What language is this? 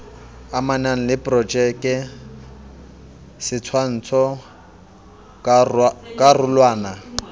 Southern Sotho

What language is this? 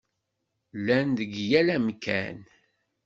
Kabyle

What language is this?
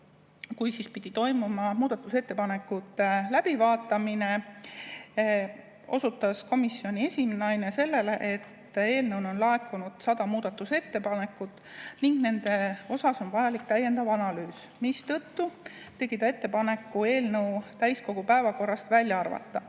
Estonian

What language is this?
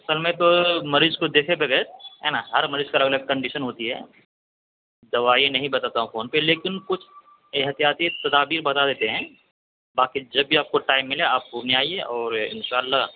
Urdu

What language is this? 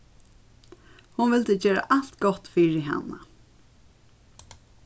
Faroese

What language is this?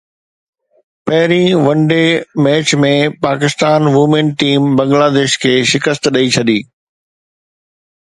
Sindhi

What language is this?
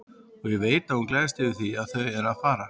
Icelandic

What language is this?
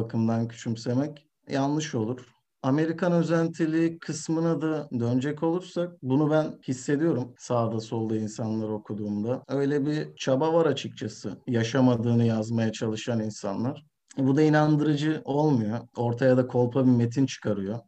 Turkish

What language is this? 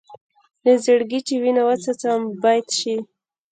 Pashto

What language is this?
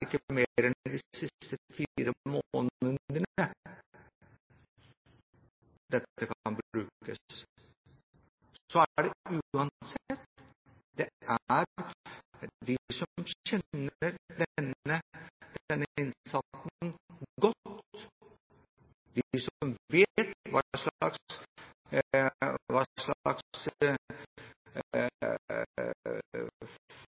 Norwegian Bokmål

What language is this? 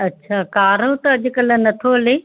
Sindhi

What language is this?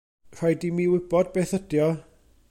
Welsh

